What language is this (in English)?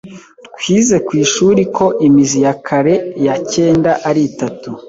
Kinyarwanda